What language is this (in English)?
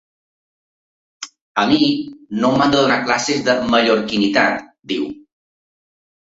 Catalan